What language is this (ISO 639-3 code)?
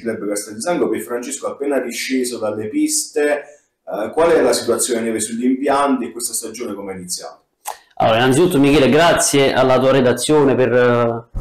ita